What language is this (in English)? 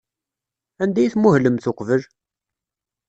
Kabyle